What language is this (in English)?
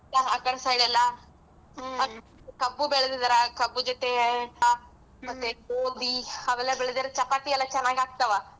Kannada